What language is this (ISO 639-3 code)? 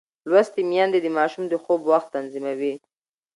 pus